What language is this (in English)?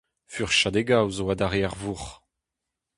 Breton